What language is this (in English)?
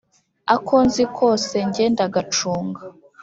Kinyarwanda